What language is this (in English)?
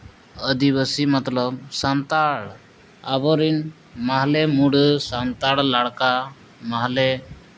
Santali